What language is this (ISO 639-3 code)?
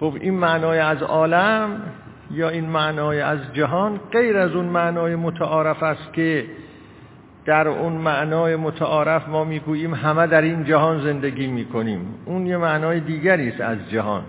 fas